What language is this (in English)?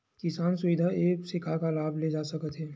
Chhattisgarhi